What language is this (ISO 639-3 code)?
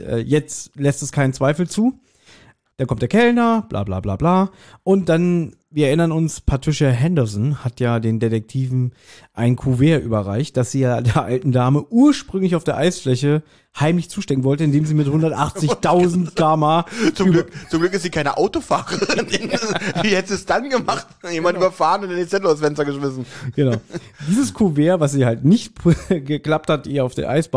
deu